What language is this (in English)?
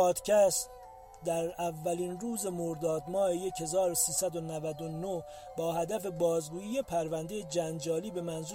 Persian